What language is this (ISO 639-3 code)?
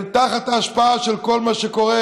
heb